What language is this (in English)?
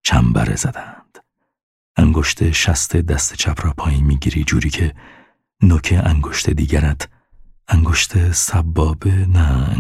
Persian